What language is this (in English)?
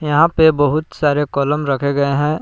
Hindi